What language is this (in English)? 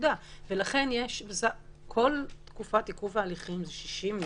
Hebrew